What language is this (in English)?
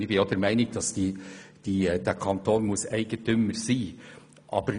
Swiss German